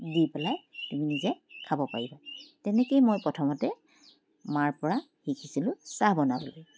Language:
Assamese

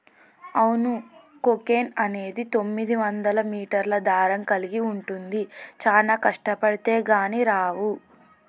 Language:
Telugu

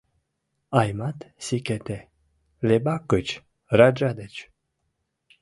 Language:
Mari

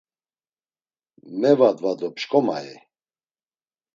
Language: Laz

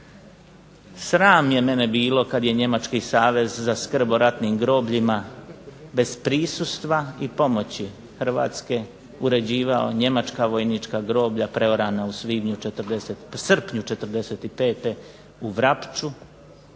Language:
Croatian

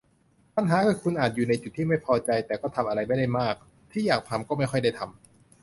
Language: Thai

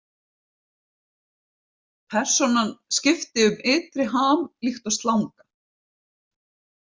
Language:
Icelandic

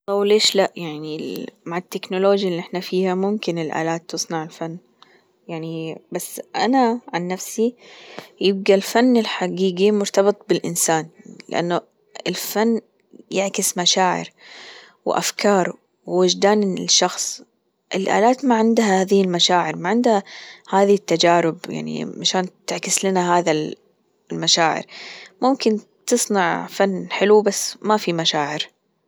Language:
Gulf Arabic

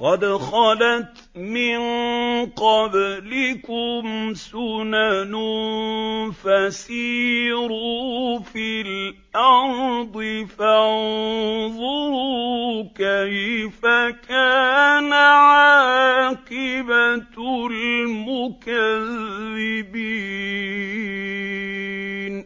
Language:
Arabic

